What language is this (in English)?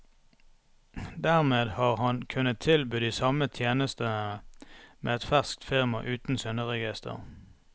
Norwegian